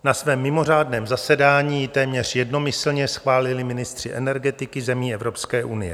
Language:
Czech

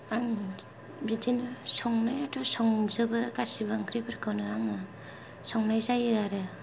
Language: Bodo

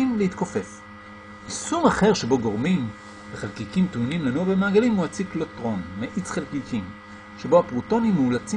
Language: Hebrew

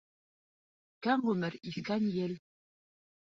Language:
Bashkir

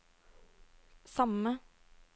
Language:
Norwegian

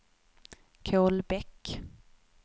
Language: Swedish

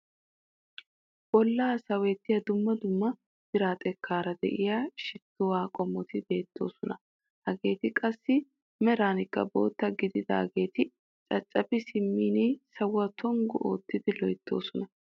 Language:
Wolaytta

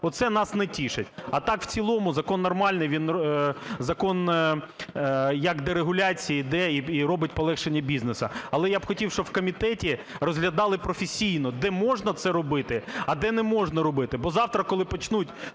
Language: Ukrainian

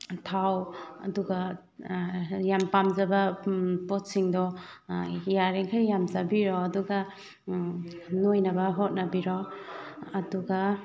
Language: Manipuri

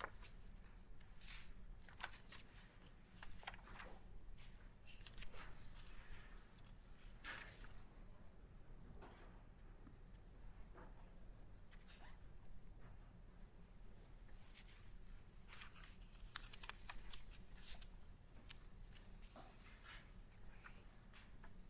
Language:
English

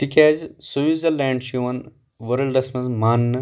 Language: Kashmiri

